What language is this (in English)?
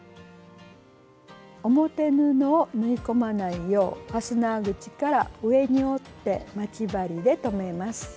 Japanese